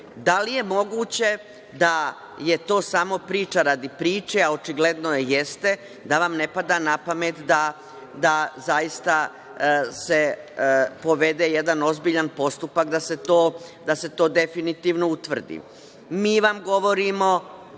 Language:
Serbian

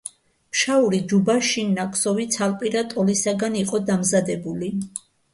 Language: Georgian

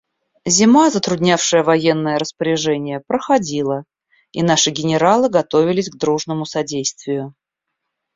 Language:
Russian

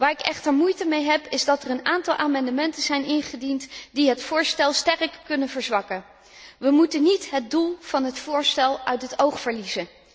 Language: Dutch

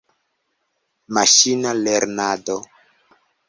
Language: Esperanto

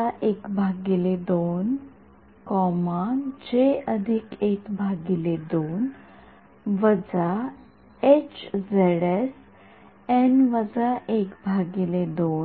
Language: Marathi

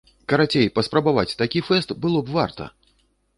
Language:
Belarusian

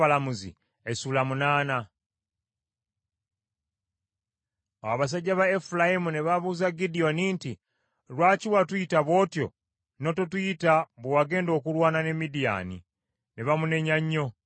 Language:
Ganda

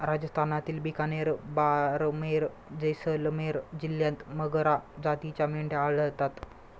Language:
Marathi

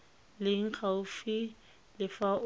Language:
Tswana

